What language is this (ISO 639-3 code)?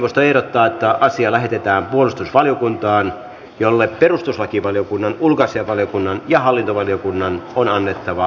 fin